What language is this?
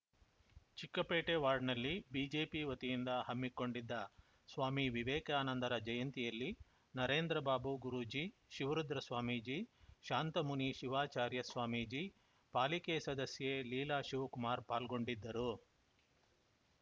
Kannada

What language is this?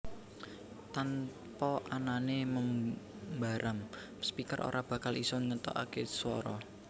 Javanese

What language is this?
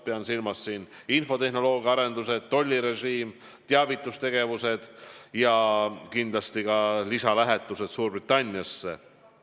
Estonian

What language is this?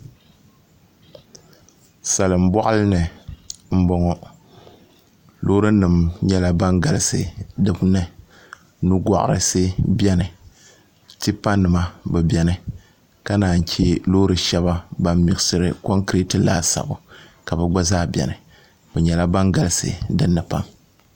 Dagbani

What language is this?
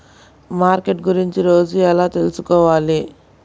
Telugu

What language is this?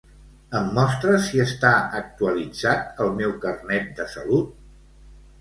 Catalan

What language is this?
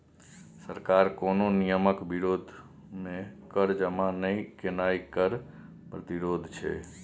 Maithili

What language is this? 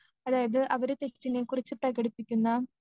Malayalam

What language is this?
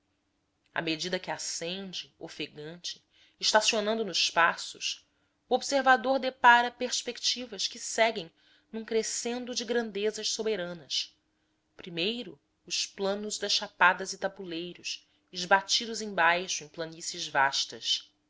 Portuguese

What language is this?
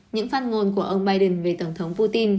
Vietnamese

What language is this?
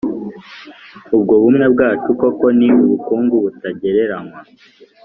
Kinyarwanda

